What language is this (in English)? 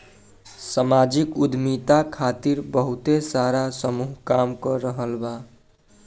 Bhojpuri